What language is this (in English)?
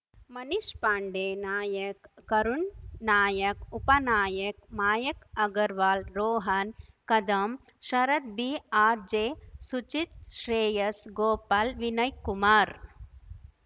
Kannada